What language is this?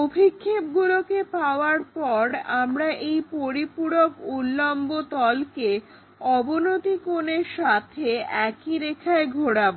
Bangla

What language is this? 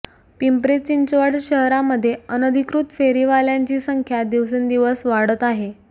Marathi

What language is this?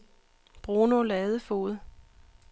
Danish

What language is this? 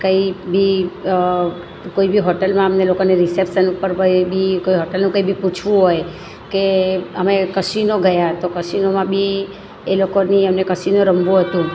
Gujarati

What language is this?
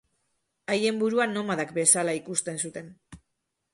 Basque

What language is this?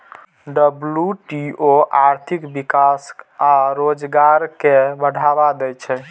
Maithili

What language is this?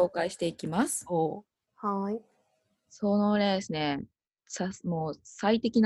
Japanese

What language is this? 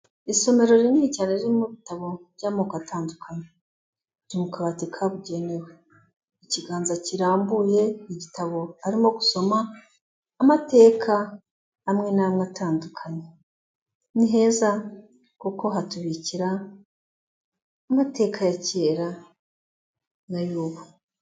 Kinyarwanda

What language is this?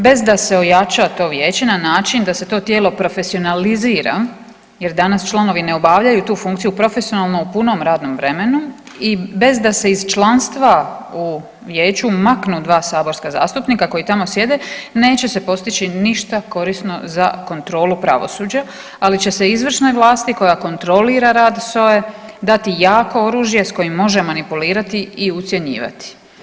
Croatian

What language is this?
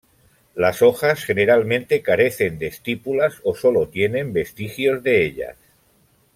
Spanish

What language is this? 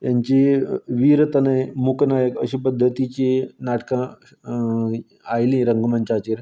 Konkani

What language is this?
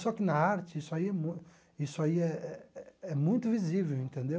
Portuguese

